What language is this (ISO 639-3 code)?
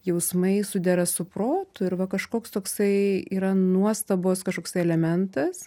lit